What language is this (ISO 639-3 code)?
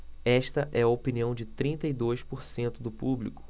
por